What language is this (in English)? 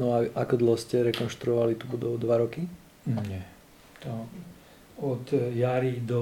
Slovak